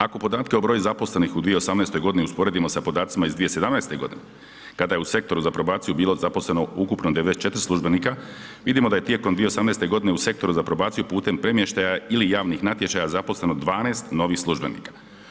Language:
Croatian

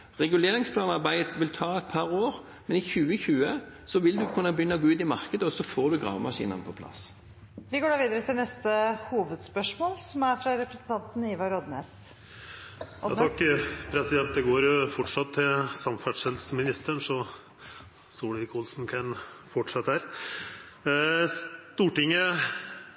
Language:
Norwegian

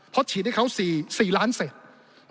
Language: Thai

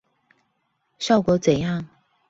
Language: Chinese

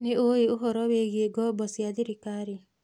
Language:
Kikuyu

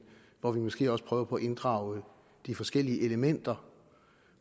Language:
Danish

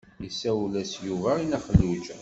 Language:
Kabyle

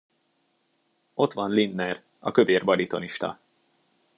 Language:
Hungarian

